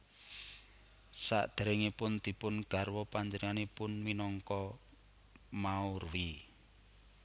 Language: Javanese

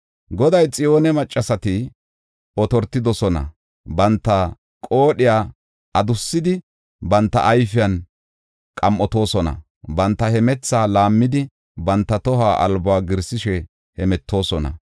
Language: Gofa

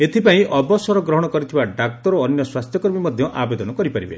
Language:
Odia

